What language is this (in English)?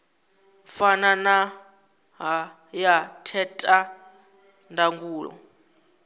Venda